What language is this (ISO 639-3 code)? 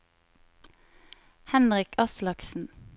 nor